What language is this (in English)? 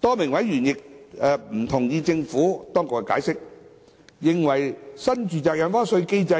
Cantonese